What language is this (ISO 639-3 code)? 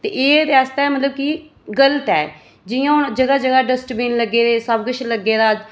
doi